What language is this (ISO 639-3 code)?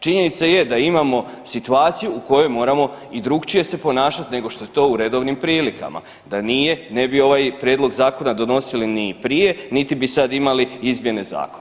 hrv